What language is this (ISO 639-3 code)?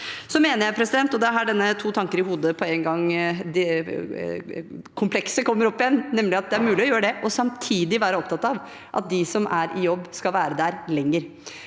nor